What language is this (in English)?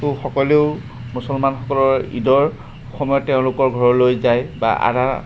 Assamese